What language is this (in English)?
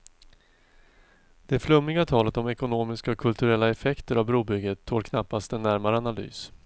Swedish